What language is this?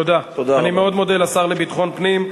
Hebrew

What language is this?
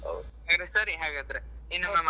Kannada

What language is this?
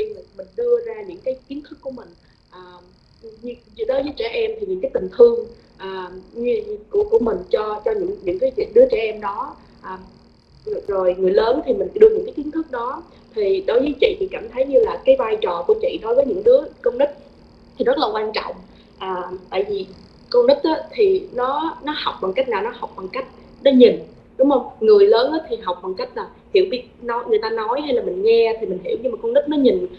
Vietnamese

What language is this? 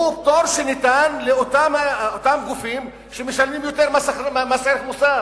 Hebrew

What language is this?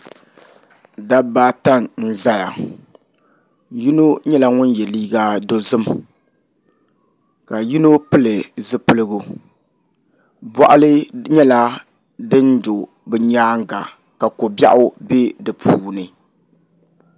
Dagbani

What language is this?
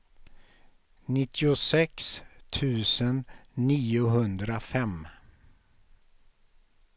Swedish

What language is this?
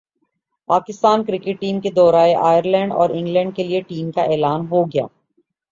Urdu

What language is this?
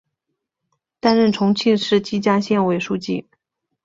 Chinese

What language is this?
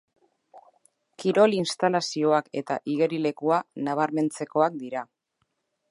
Basque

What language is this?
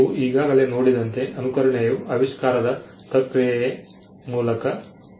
Kannada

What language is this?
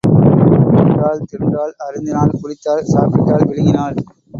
Tamil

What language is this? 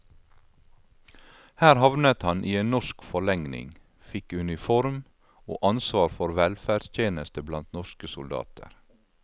Norwegian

